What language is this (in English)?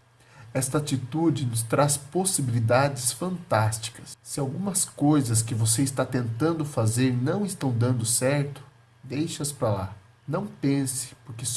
Portuguese